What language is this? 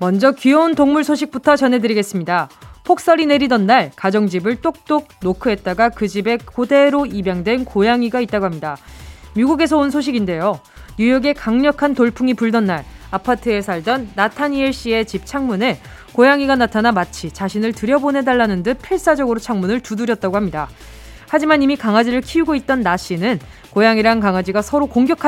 Korean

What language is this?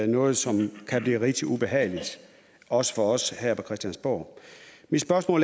Danish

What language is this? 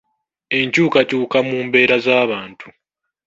Ganda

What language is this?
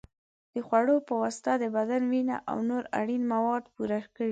Pashto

